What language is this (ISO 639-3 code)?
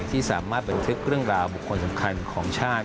tha